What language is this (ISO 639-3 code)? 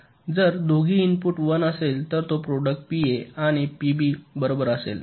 mar